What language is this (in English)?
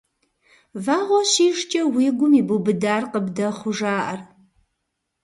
Kabardian